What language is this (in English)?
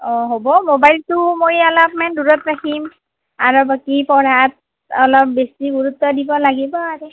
Assamese